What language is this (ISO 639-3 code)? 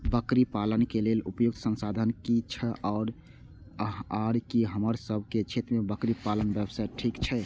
mai